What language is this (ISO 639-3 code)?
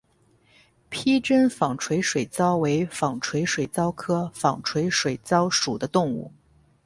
zho